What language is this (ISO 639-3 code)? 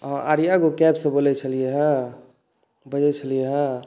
mai